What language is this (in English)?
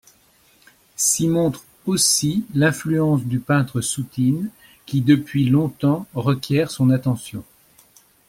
French